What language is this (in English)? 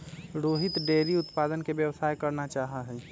Magahi